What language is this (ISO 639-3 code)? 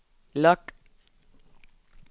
dan